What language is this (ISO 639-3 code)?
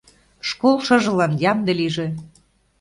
chm